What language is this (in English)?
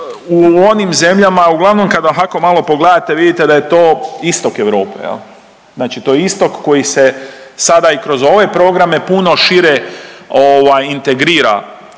Croatian